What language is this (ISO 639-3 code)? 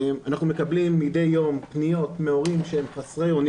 heb